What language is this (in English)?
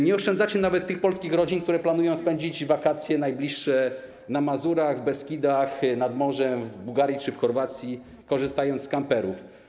Polish